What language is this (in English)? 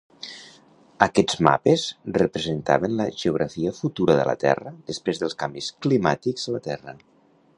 Catalan